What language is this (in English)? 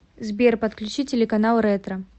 Russian